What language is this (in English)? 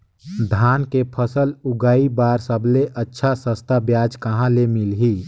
Chhattisgarhi